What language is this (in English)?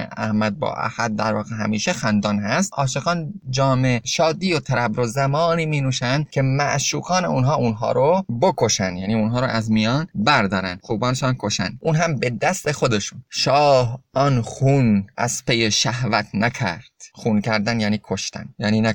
Persian